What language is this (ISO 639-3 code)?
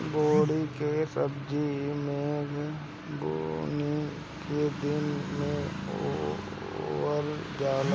bho